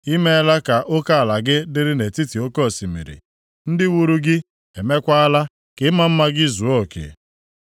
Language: Igbo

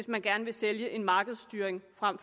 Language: Danish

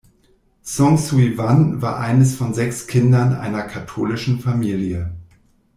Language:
German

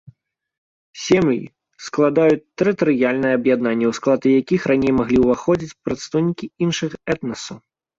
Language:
Belarusian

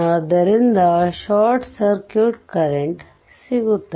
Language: Kannada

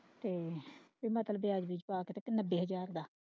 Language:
Punjabi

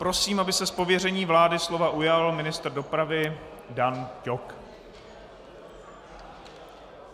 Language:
Czech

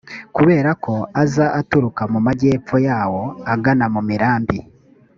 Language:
Kinyarwanda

